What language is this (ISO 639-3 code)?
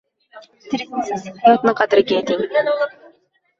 uzb